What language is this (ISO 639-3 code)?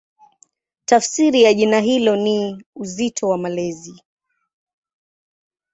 swa